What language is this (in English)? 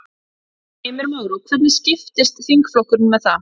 Icelandic